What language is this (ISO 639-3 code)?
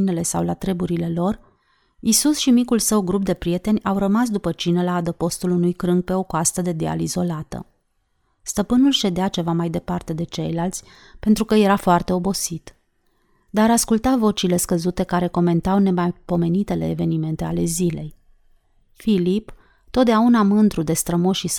ron